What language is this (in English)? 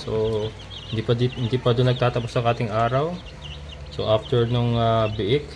Filipino